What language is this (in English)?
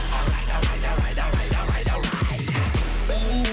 Kazakh